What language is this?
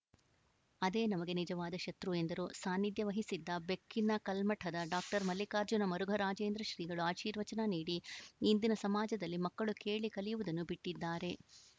Kannada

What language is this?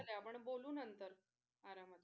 Marathi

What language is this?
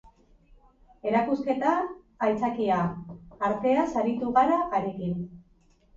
Basque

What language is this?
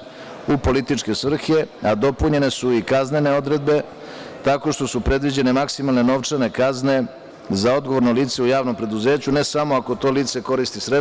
Serbian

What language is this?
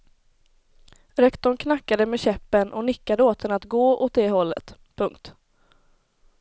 Swedish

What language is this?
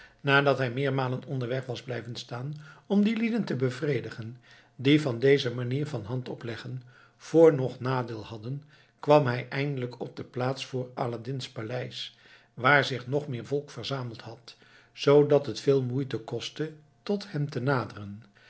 Dutch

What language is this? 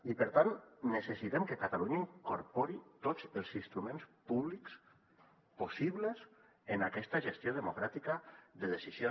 Catalan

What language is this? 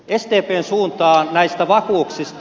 Finnish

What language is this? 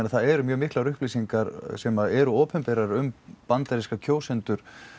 Icelandic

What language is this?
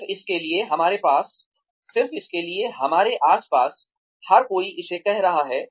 Hindi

